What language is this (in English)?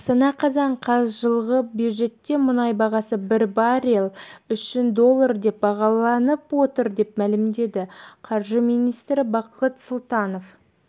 Kazakh